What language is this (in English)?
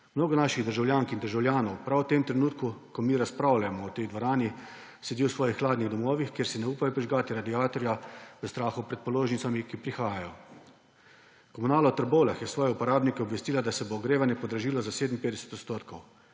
Slovenian